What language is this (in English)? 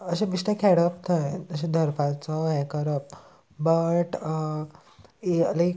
Konkani